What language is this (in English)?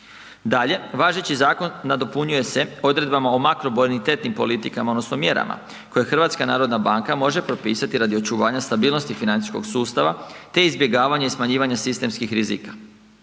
Croatian